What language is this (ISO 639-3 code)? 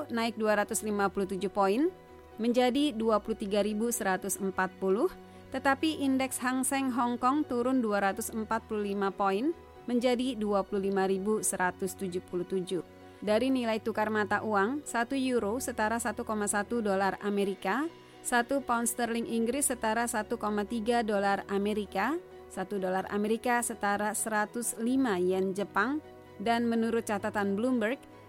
ind